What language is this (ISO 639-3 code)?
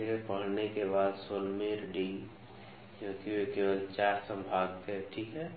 hin